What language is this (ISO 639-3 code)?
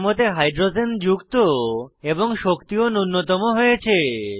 ben